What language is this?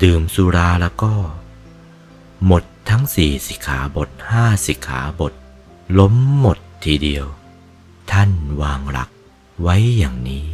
Thai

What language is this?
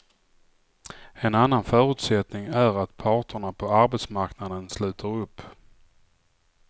Swedish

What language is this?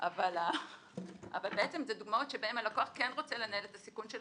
Hebrew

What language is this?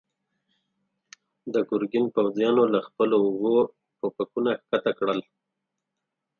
Pashto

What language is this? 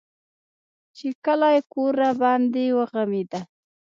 Pashto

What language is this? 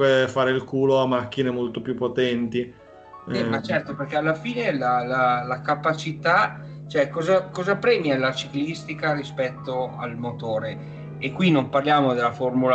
Italian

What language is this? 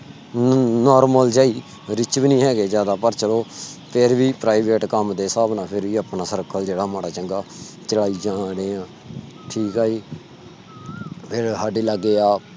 Punjabi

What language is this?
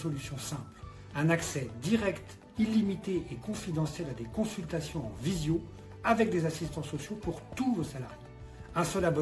French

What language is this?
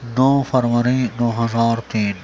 Urdu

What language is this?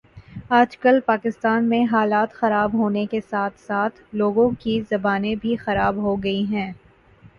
Urdu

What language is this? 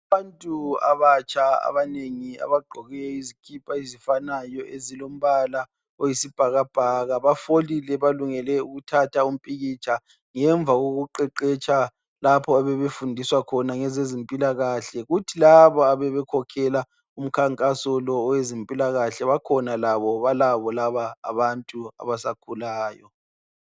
North Ndebele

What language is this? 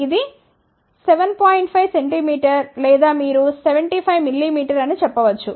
Telugu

